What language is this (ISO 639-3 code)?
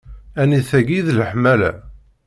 kab